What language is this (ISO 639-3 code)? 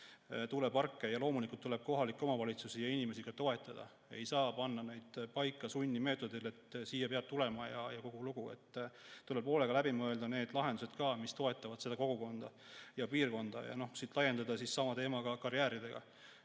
est